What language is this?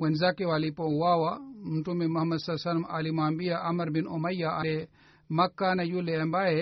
Swahili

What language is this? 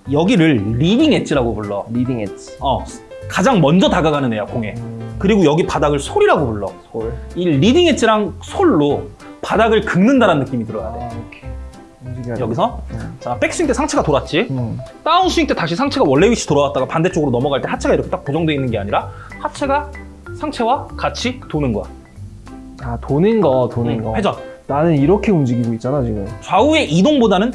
Korean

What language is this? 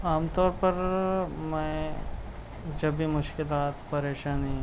Urdu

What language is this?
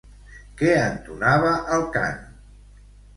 Catalan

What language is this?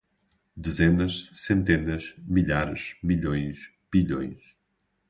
Portuguese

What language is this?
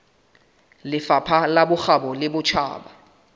Southern Sotho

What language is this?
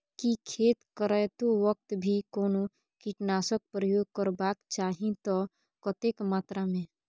Maithili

